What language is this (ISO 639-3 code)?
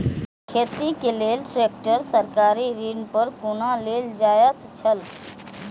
mai